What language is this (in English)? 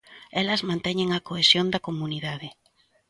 Galician